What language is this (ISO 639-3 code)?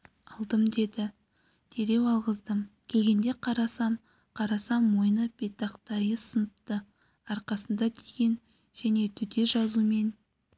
kaz